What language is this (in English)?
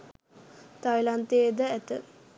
Sinhala